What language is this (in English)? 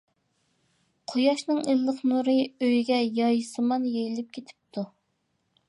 Uyghur